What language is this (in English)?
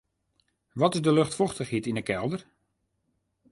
Western Frisian